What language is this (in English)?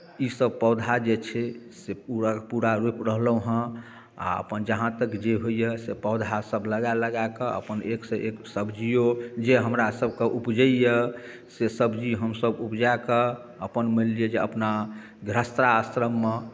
Maithili